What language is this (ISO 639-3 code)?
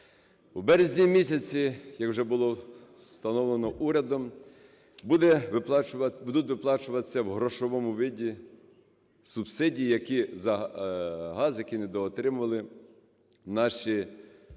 ukr